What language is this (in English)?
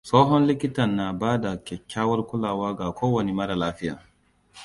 Hausa